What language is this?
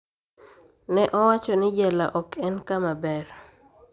Luo (Kenya and Tanzania)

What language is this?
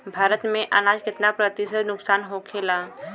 Bhojpuri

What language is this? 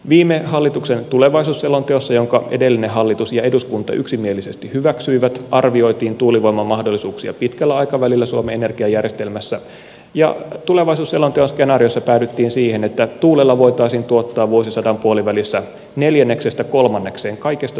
Finnish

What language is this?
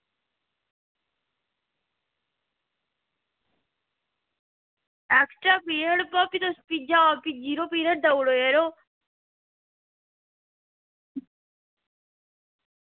Dogri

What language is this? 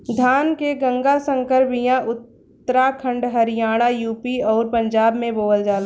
Bhojpuri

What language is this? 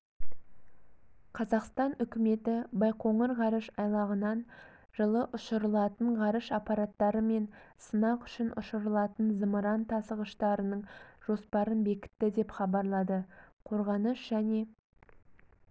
Kazakh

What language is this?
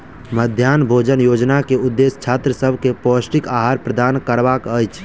Maithili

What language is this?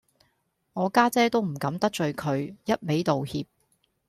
Cantonese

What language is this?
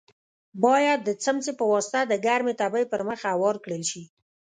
Pashto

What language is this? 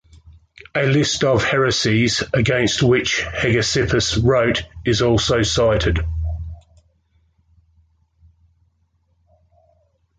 English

